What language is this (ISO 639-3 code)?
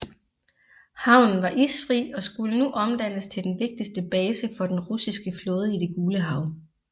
dan